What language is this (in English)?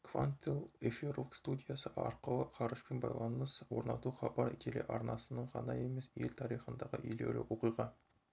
Kazakh